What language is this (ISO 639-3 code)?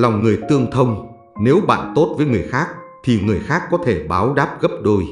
vie